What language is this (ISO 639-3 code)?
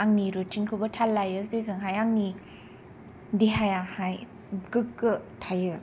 brx